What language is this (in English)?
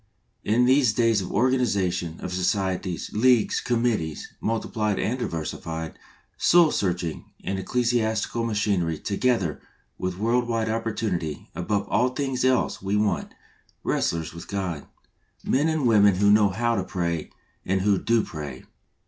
English